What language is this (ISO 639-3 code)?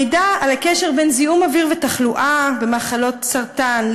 heb